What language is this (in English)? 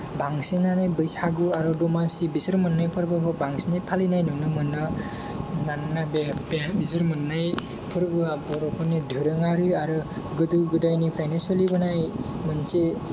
Bodo